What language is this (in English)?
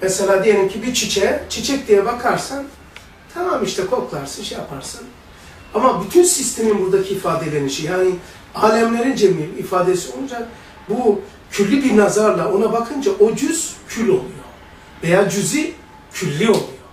Turkish